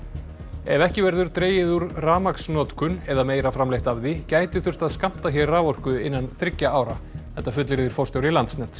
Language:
Icelandic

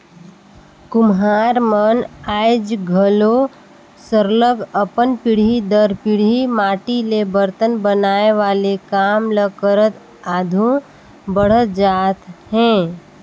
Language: Chhattisgarhi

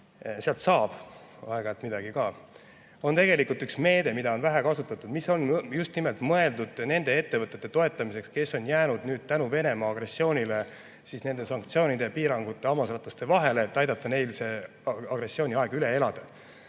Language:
Estonian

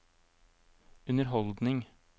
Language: Norwegian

